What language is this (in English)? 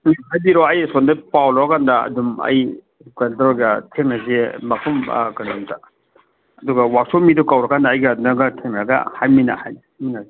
Manipuri